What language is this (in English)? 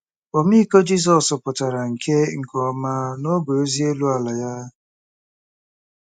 Igbo